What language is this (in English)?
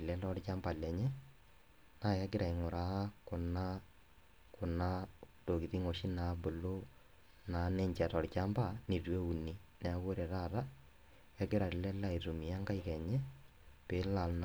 Masai